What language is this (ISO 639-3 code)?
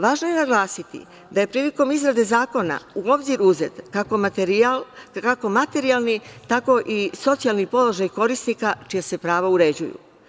srp